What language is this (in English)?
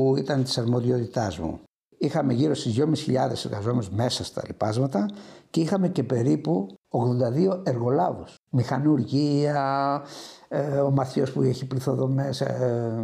Greek